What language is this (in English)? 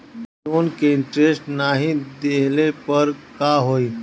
Bhojpuri